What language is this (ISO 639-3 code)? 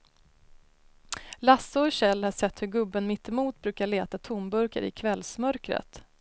swe